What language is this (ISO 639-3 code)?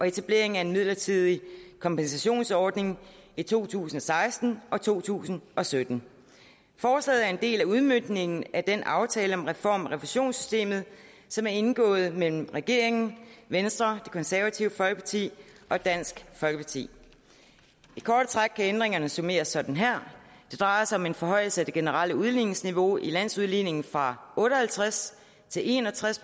dan